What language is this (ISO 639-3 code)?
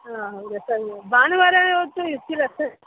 kan